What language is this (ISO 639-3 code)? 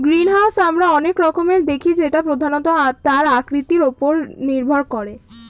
ben